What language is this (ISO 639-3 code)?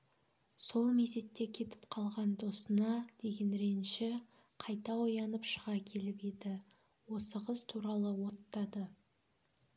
kaz